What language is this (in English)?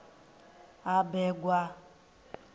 Venda